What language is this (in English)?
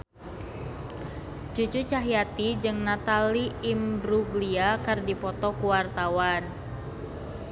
Sundanese